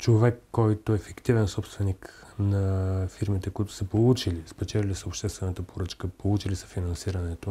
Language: Bulgarian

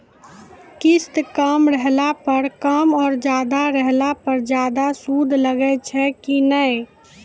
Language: Maithili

